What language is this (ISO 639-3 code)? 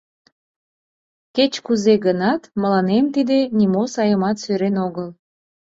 chm